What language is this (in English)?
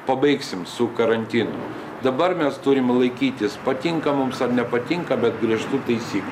Lithuanian